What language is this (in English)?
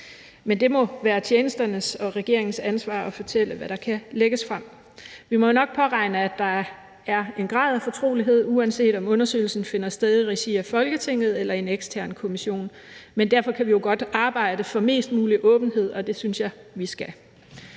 Danish